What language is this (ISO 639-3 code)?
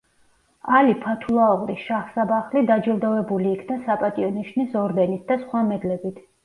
kat